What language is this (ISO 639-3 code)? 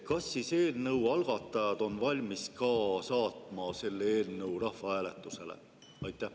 est